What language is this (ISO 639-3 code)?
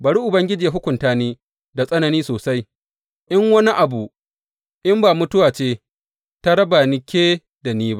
hau